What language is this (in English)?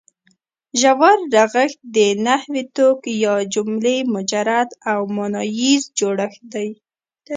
Pashto